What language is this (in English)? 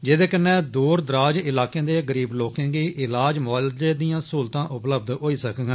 Dogri